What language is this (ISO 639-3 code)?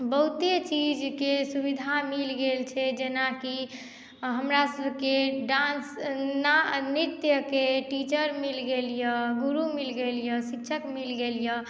mai